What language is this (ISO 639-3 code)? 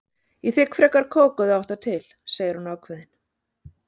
isl